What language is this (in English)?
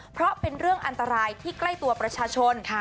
Thai